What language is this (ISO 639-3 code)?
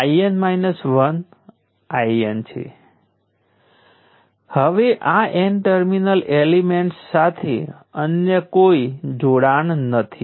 guj